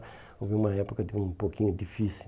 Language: Portuguese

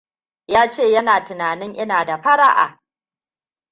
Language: Hausa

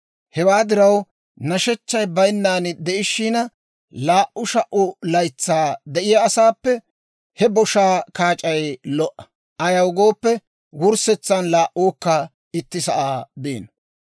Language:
Dawro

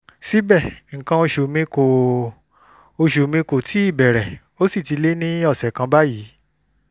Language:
Yoruba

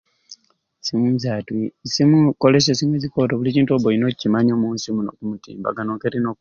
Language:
Ruuli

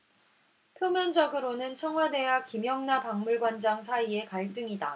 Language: Korean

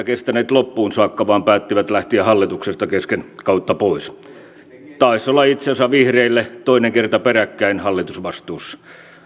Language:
Finnish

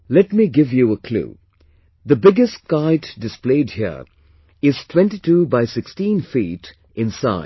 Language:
English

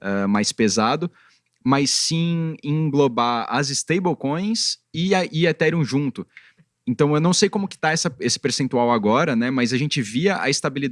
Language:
Portuguese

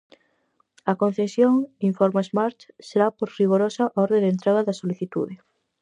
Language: Galician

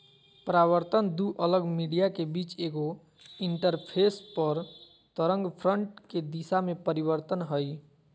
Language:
Magahi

